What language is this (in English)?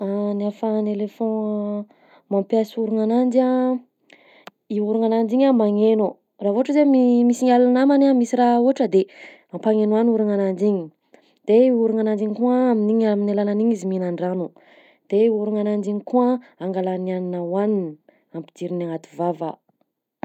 Southern Betsimisaraka Malagasy